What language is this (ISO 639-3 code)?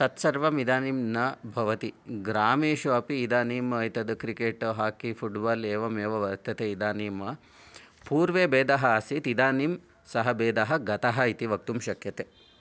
san